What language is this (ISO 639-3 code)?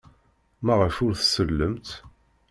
kab